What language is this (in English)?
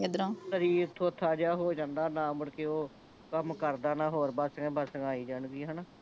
Punjabi